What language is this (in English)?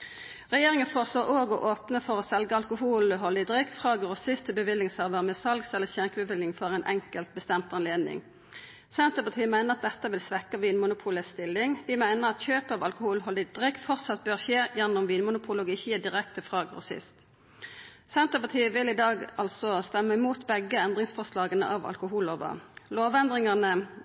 Norwegian Nynorsk